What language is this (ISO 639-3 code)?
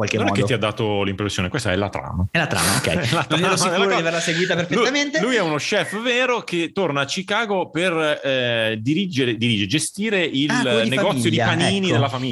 ita